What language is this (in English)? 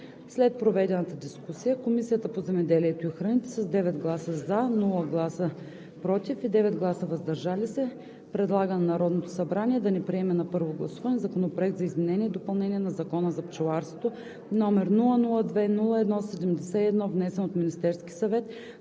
Bulgarian